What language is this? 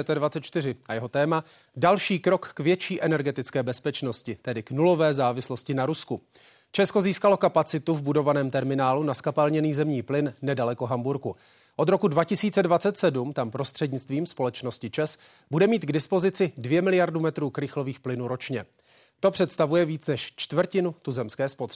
Czech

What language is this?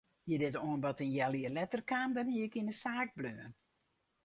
Western Frisian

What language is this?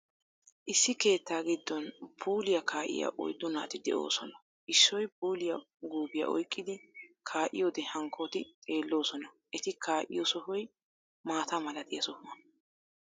Wolaytta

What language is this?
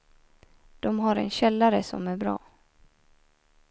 Swedish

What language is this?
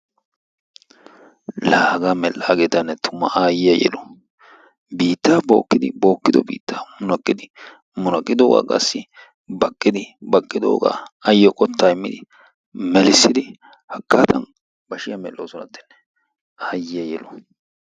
Wolaytta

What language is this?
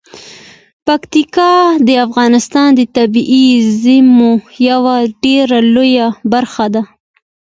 Pashto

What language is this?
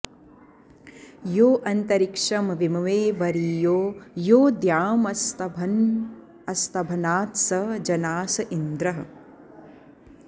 Sanskrit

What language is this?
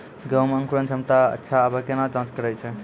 Maithili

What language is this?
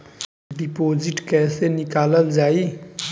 Bhojpuri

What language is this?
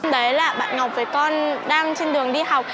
Vietnamese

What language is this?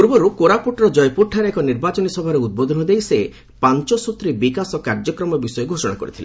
Odia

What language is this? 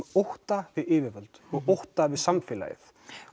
Icelandic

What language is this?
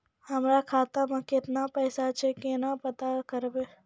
Maithili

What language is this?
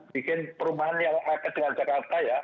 Indonesian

